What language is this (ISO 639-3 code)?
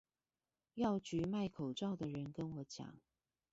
zho